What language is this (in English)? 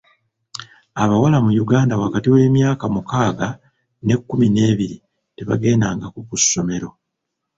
Ganda